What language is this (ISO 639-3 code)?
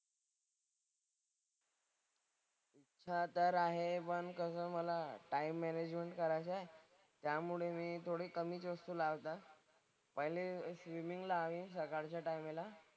mar